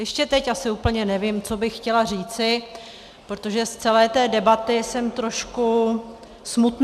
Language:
Czech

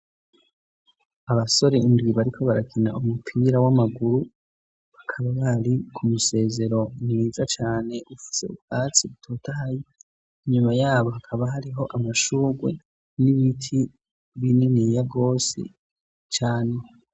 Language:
Rundi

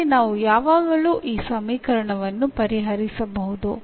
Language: Kannada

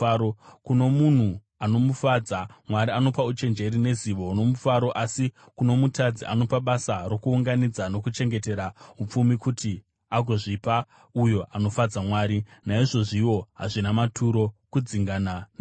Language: Shona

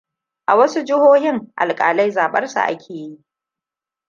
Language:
Hausa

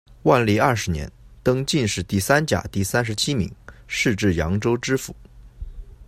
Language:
Chinese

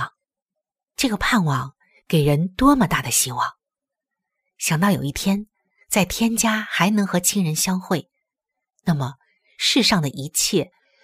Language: Chinese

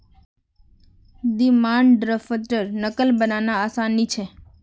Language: Magahi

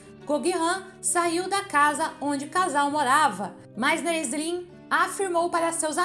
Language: Portuguese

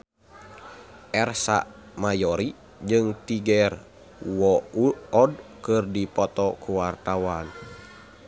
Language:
Sundanese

